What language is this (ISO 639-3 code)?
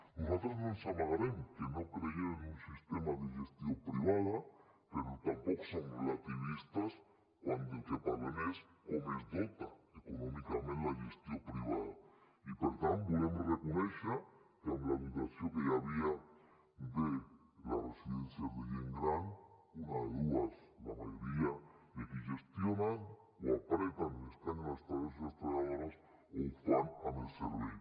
cat